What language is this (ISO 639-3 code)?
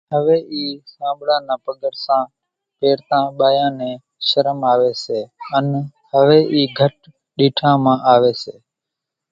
gjk